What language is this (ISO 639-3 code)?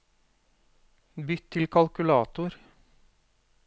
nor